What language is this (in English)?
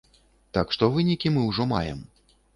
Belarusian